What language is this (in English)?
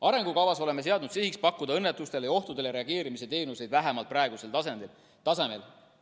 Estonian